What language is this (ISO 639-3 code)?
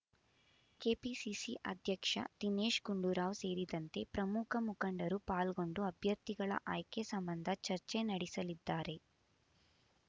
kan